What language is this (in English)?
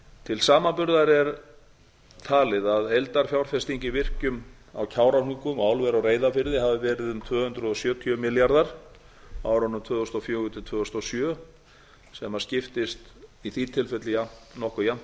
Icelandic